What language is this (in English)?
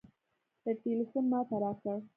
Pashto